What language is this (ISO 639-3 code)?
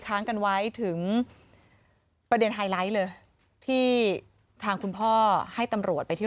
tha